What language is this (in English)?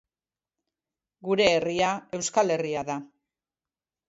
Basque